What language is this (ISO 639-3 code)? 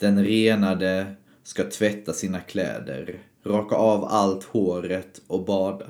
swe